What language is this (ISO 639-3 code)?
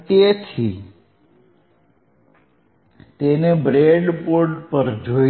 guj